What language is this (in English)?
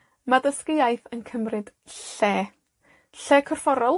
Welsh